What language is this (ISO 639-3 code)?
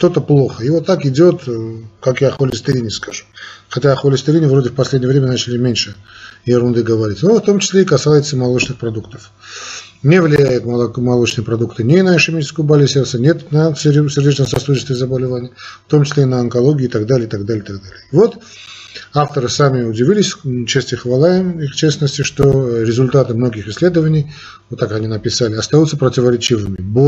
rus